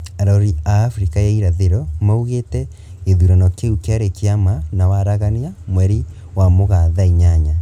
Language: Kikuyu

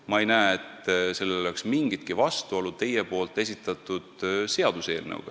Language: Estonian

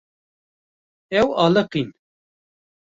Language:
Kurdish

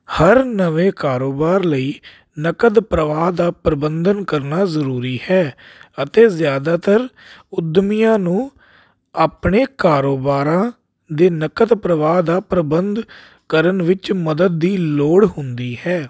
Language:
Punjabi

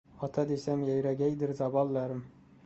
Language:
Uzbek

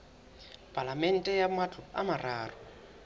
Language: Southern Sotho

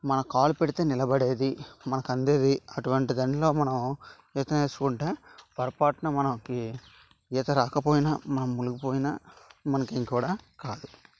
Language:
Telugu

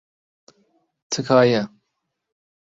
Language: Central Kurdish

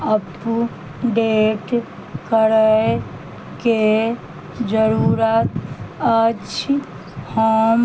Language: Maithili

